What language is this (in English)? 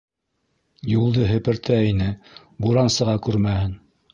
Bashkir